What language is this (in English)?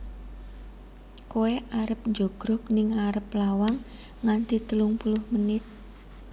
Javanese